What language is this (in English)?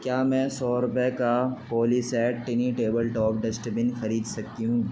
Urdu